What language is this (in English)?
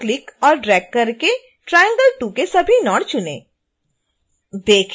Hindi